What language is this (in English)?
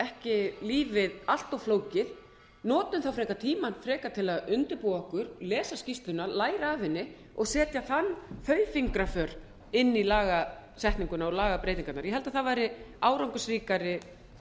Icelandic